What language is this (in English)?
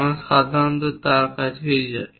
Bangla